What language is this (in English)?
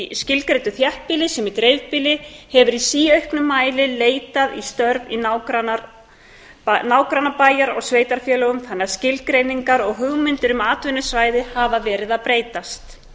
Icelandic